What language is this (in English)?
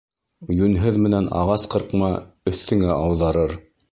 Bashkir